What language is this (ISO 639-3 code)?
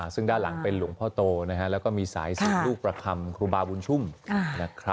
tha